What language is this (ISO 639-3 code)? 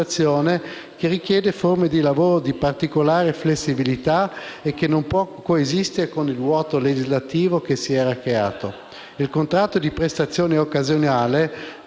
ita